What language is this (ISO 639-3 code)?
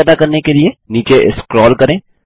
hin